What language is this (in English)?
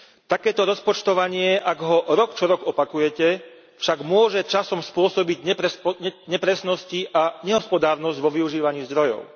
Slovak